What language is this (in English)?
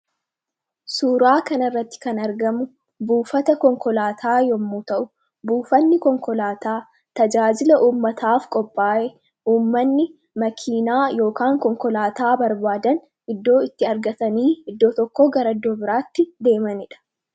Oromo